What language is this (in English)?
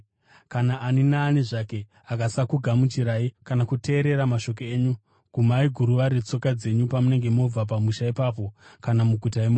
Shona